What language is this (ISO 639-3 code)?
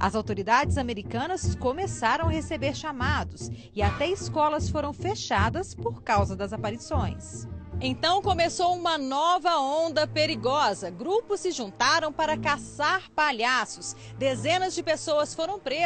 por